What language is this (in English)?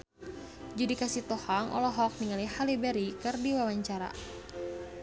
Sundanese